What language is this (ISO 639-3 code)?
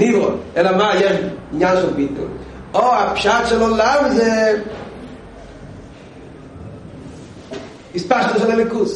heb